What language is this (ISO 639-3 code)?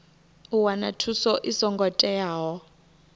ven